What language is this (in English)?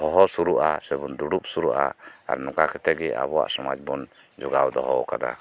Santali